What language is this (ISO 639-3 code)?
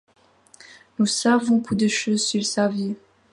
fra